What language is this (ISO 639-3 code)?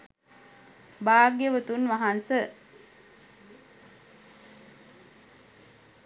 sin